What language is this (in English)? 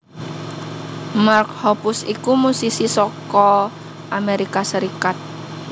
Javanese